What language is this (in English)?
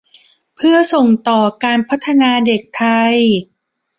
Thai